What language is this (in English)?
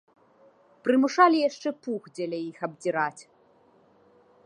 Belarusian